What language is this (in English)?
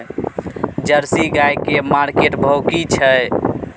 Maithili